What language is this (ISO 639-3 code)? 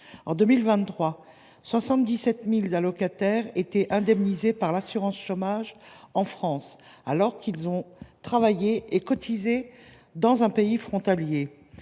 fra